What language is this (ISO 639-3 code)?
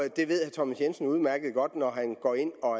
dan